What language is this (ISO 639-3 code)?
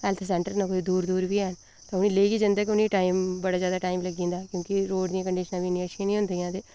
doi